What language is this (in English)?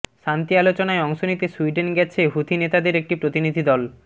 Bangla